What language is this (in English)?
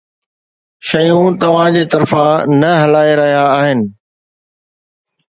Sindhi